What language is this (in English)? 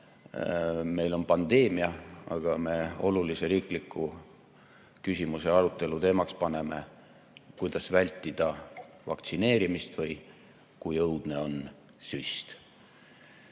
Estonian